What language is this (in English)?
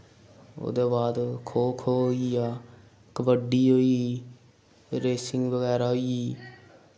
Dogri